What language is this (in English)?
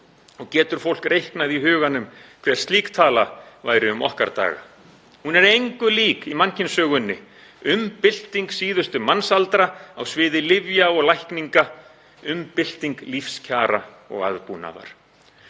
Icelandic